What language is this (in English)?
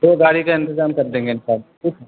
Urdu